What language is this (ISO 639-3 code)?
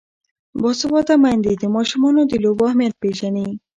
pus